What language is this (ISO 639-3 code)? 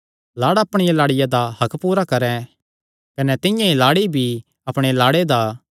xnr